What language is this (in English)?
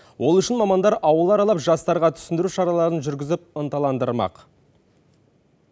Kazakh